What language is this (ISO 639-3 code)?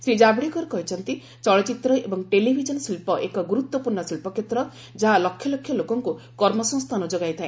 ori